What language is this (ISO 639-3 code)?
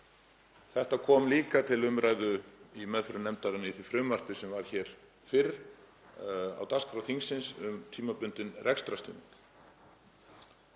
isl